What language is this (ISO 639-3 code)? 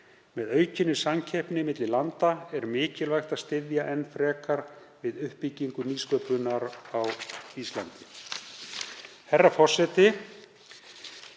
isl